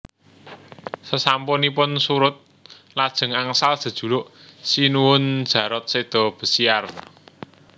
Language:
Javanese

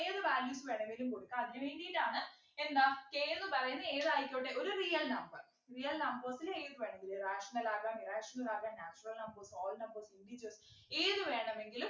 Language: Malayalam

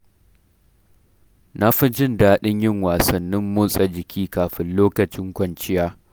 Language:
Hausa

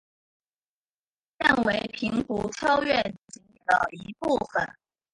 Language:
Chinese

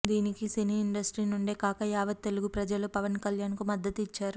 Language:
Telugu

